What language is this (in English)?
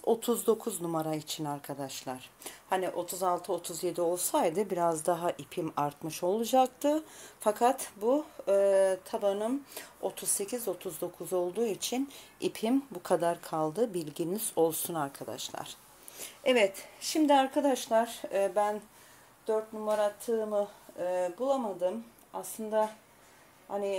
Turkish